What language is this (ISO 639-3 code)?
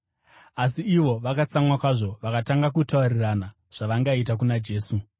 sna